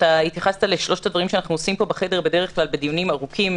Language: Hebrew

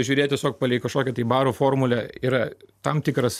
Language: Lithuanian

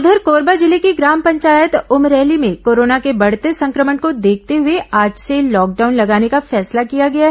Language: Hindi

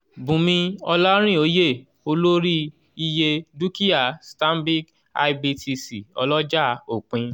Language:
Yoruba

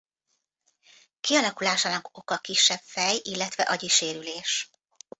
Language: Hungarian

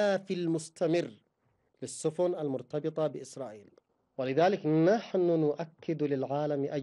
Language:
Arabic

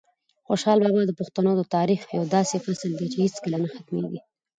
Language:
Pashto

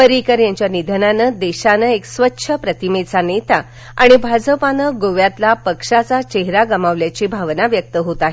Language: Marathi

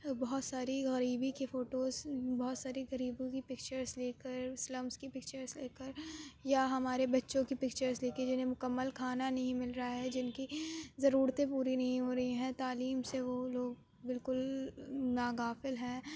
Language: Urdu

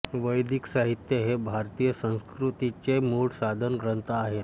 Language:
Marathi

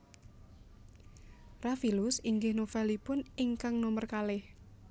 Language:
Javanese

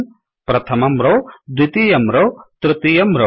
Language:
Sanskrit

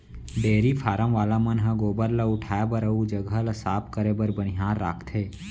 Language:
Chhattisgarhi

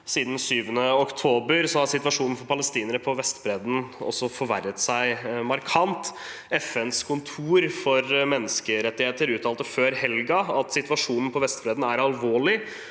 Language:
Norwegian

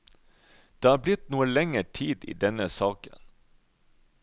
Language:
Norwegian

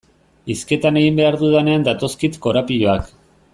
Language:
Basque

